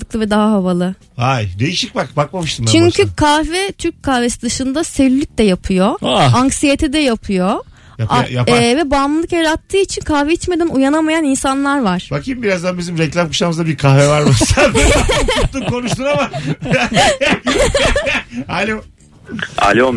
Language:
Turkish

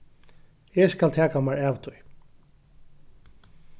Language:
Faroese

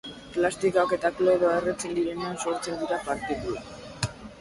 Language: Basque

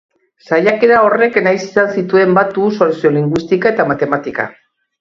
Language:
Basque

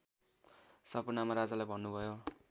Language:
Nepali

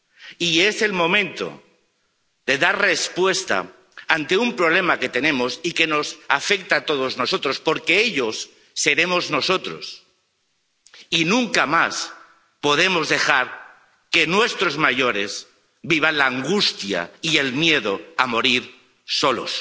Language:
Spanish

